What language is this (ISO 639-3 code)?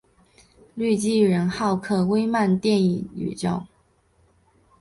zho